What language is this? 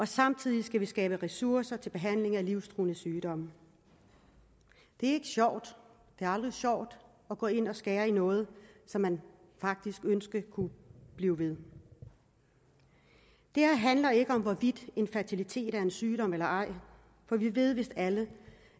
Danish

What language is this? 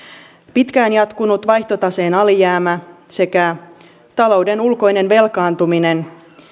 Finnish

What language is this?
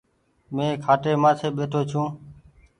Goaria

